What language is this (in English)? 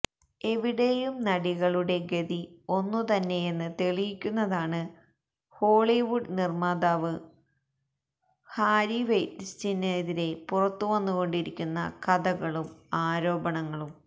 Malayalam